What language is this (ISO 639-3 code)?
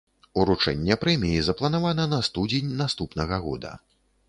bel